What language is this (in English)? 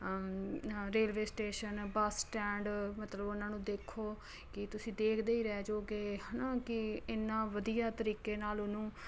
Punjabi